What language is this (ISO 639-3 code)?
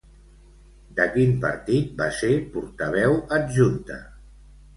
cat